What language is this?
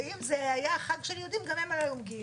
Hebrew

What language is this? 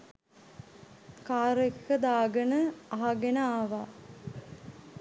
Sinhala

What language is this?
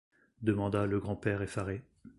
French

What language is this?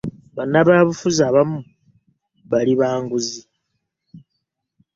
Ganda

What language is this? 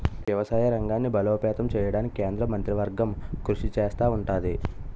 Telugu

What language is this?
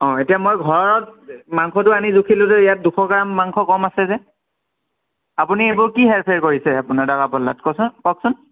Assamese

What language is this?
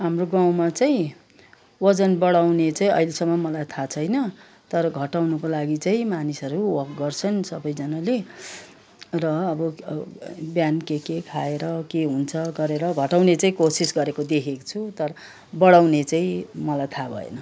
Nepali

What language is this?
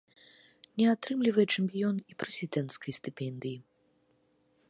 Belarusian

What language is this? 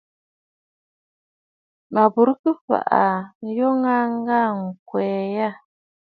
Bafut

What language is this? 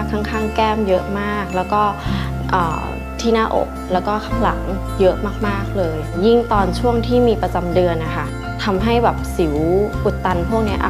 Thai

